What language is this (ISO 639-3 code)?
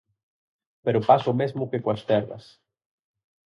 glg